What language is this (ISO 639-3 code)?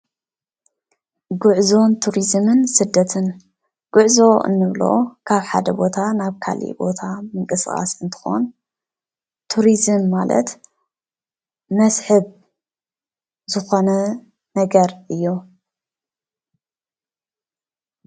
tir